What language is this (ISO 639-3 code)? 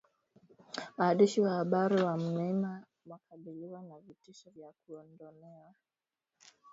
swa